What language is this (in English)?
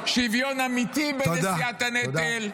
Hebrew